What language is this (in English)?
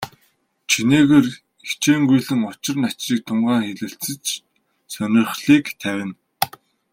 Mongolian